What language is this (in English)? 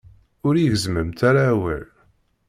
Kabyle